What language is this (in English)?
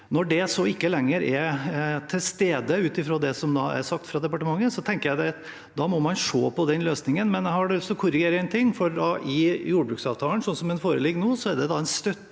Norwegian